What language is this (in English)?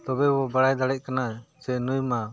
Santali